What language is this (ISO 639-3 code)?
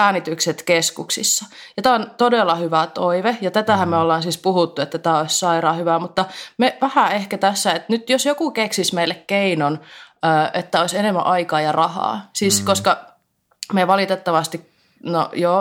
fin